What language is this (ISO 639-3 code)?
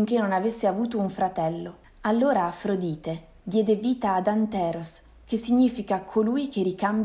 ita